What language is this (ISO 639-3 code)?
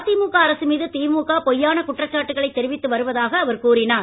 tam